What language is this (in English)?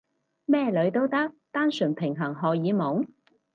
Cantonese